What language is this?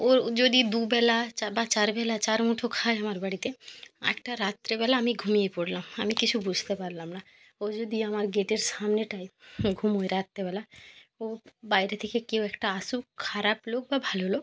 Bangla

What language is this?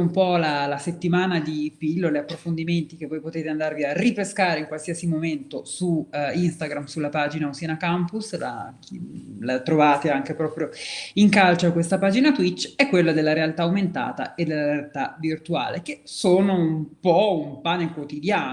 Italian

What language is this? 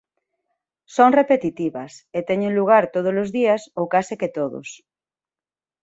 Galician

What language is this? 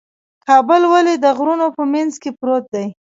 Pashto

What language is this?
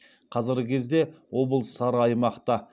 Kazakh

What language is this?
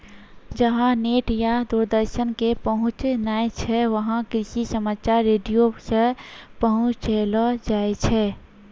Maithili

